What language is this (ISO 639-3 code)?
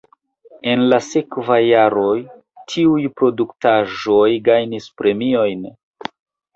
epo